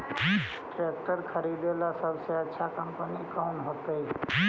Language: Magahi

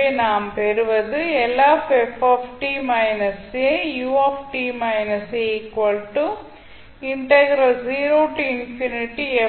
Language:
Tamil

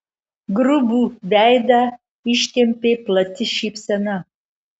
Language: Lithuanian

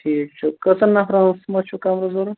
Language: Kashmiri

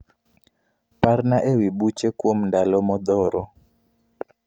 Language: Luo (Kenya and Tanzania)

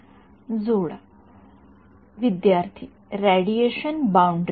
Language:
Marathi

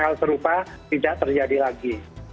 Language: Indonesian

